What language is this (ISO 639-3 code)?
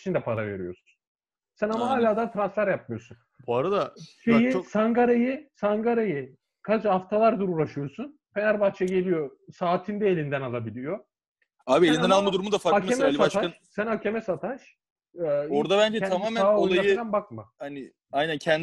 tur